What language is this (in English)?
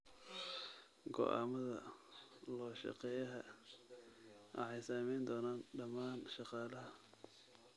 Somali